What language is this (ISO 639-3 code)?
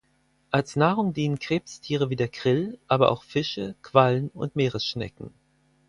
deu